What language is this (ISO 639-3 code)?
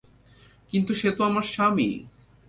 ben